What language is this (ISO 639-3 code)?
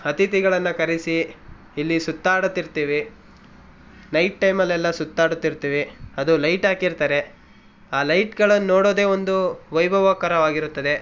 kan